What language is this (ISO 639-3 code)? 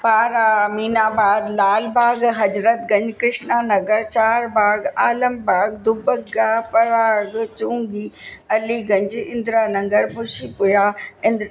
snd